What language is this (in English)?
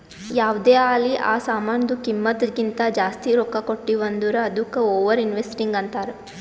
Kannada